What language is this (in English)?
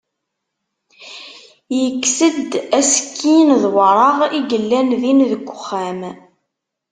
Kabyle